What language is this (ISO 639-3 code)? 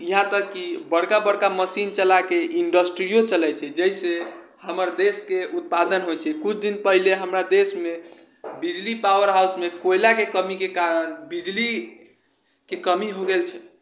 mai